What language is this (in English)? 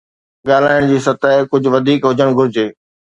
Sindhi